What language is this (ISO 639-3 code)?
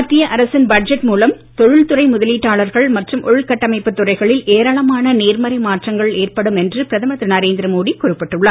tam